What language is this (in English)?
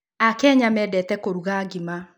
Kikuyu